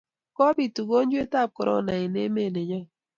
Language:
Kalenjin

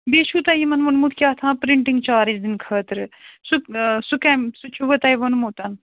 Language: Kashmiri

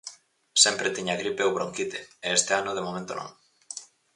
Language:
Galician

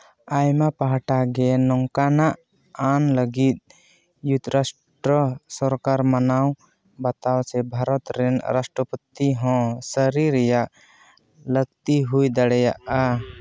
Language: Santali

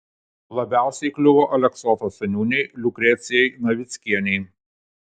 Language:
Lithuanian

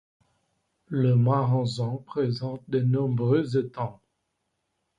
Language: French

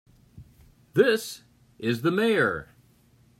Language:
English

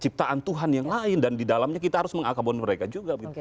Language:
Indonesian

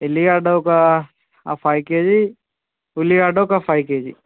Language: Telugu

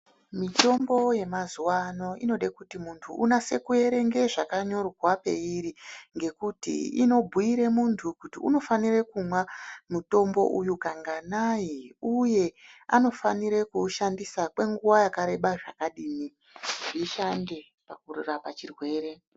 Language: Ndau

